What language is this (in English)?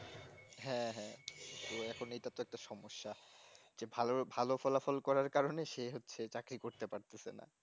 Bangla